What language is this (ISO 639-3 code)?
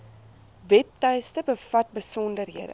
afr